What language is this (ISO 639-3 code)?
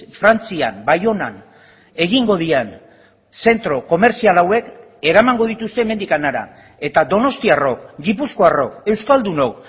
eus